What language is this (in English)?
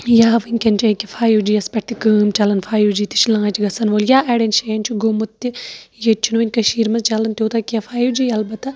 Kashmiri